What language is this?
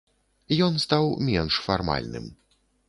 Belarusian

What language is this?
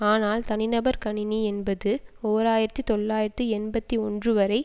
Tamil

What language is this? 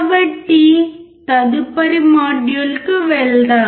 Telugu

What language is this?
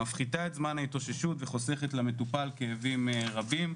Hebrew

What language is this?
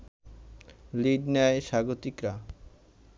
Bangla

